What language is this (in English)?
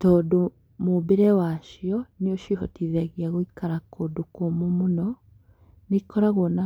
Kikuyu